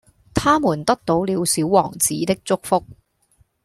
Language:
Cantonese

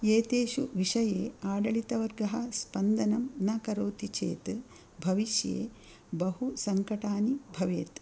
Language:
Sanskrit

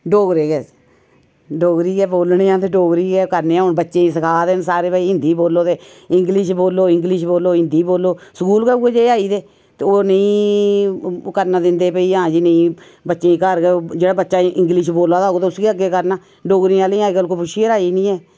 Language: Dogri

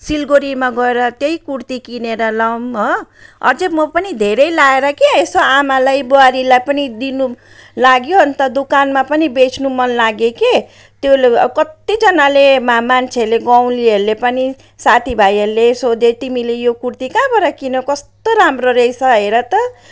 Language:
Nepali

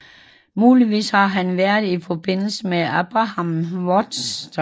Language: Danish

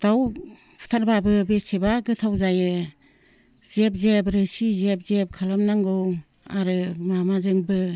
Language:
Bodo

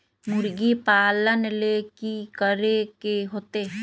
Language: Magahi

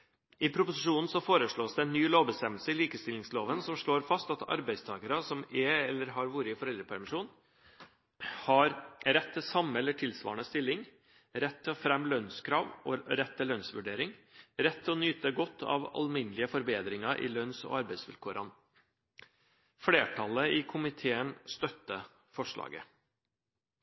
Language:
Norwegian Bokmål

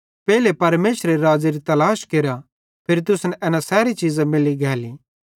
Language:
Bhadrawahi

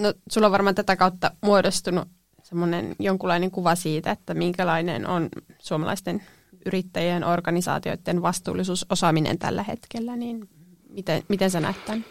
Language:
Finnish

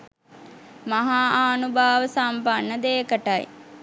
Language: Sinhala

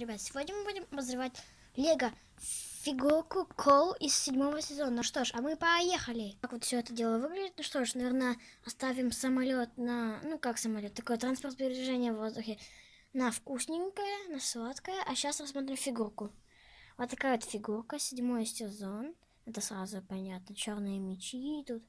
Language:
Russian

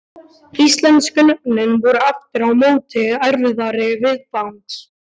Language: Icelandic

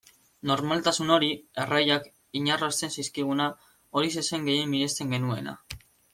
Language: Basque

